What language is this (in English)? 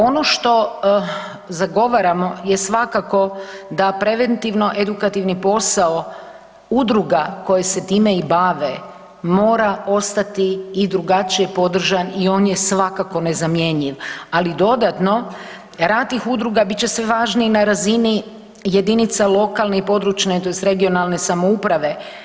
Croatian